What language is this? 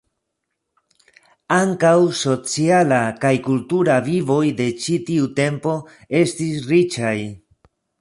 Esperanto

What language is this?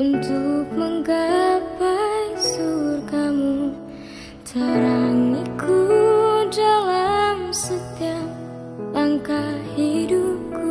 Indonesian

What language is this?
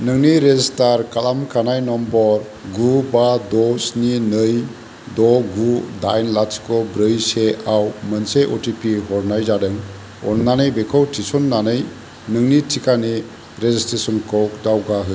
Bodo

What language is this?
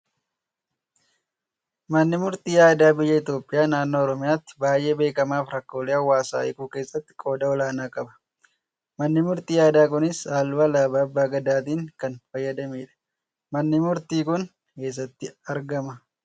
Oromo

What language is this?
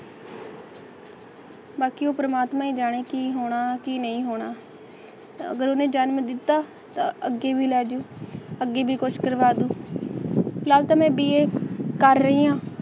Punjabi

